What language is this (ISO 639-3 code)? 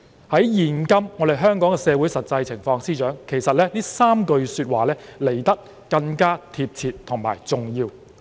yue